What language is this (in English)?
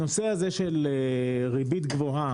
Hebrew